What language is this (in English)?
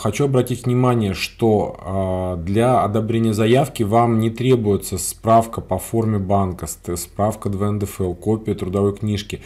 Russian